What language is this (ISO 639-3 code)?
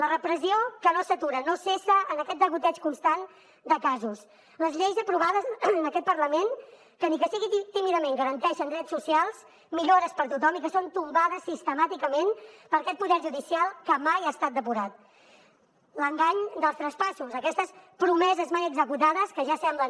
cat